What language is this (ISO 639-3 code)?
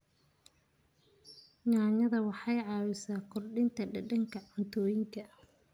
som